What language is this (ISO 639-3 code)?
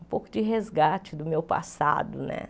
por